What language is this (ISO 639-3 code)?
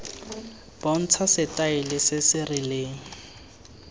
tsn